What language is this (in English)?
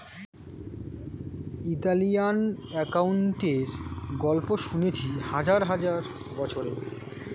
Bangla